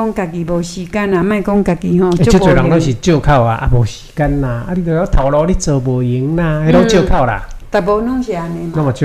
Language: Chinese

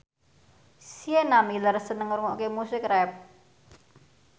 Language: Javanese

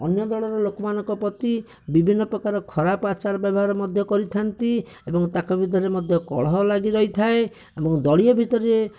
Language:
Odia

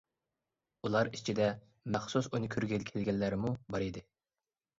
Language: Uyghur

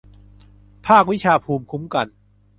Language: Thai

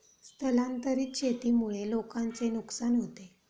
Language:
Marathi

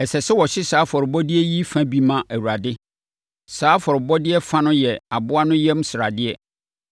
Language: Akan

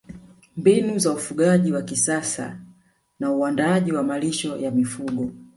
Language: Swahili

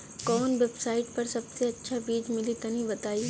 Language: Bhojpuri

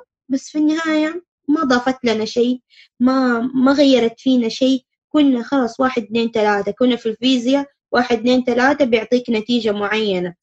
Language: Arabic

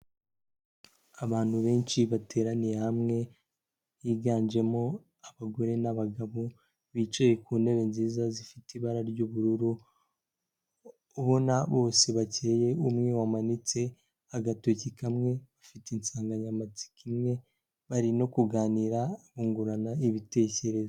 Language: Kinyarwanda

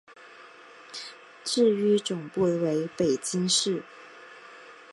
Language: Chinese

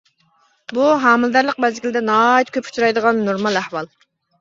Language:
Uyghur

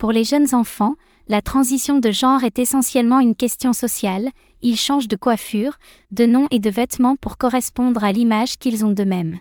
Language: French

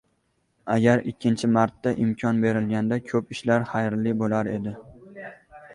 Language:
Uzbek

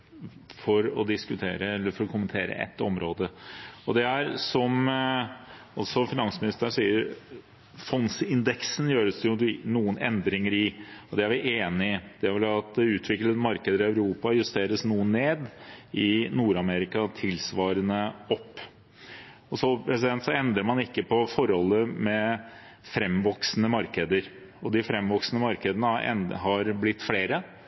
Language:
Norwegian Bokmål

